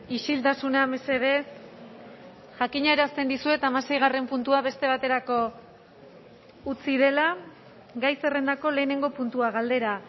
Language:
Basque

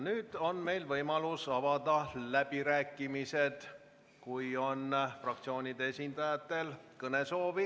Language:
Estonian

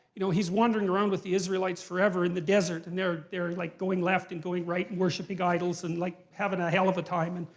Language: English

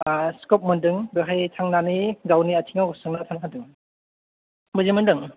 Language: Bodo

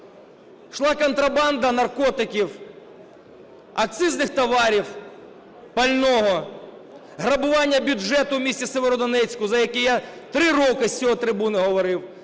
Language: Ukrainian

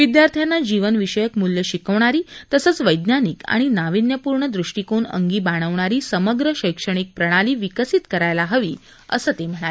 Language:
Marathi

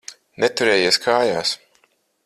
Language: Latvian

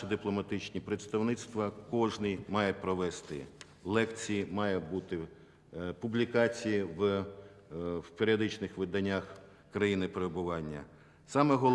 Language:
Ukrainian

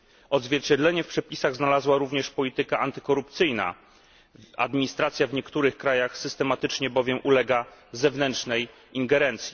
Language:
Polish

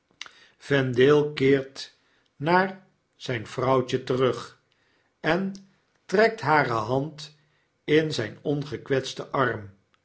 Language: Dutch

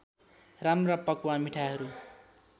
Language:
Nepali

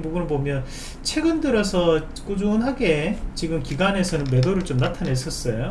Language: Korean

